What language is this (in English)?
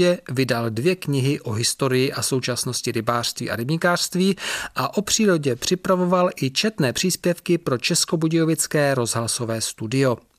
Czech